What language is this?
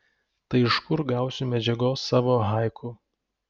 Lithuanian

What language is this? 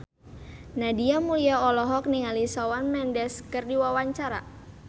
Sundanese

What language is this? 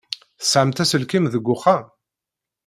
Kabyle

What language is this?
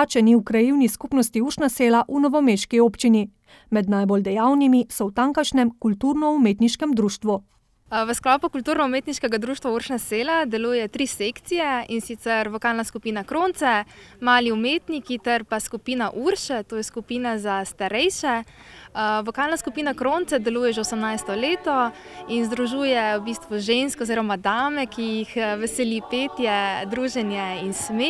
Romanian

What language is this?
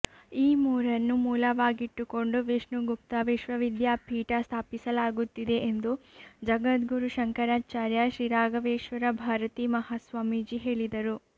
Kannada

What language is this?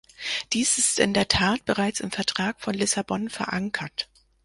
German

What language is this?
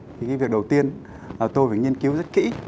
Vietnamese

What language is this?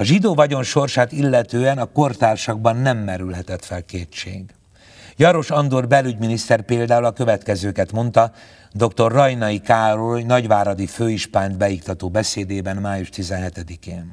Hungarian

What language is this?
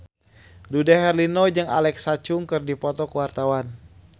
Sundanese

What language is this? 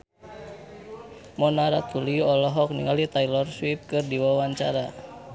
Sundanese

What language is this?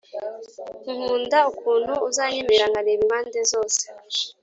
Kinyarwanda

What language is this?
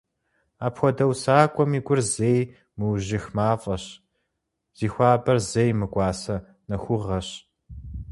Kabardian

